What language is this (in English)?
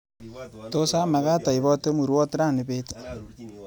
Kalenjin